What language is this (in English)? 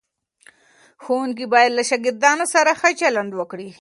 Pashto